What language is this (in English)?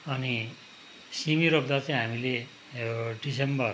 Nepali